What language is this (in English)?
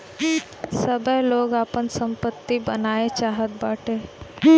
Bhojpuri